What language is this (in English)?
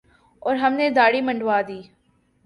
Urdu